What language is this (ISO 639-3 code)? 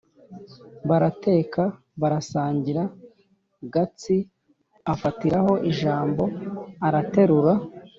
kin